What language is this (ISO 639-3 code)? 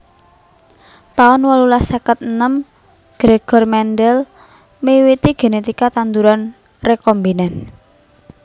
jav